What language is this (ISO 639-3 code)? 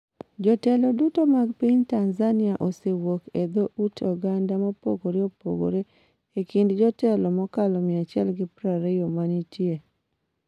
luo